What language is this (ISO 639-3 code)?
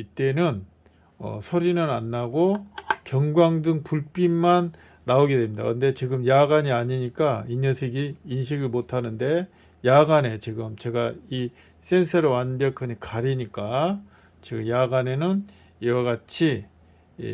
kor